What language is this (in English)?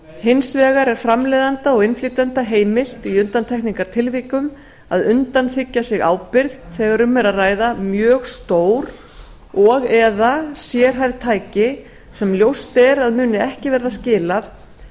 Icelandic